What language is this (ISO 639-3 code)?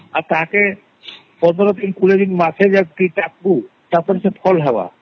ori